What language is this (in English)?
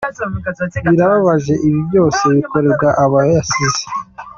Kinyarwanda